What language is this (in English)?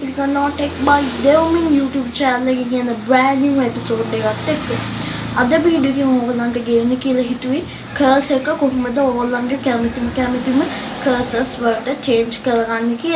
Turkish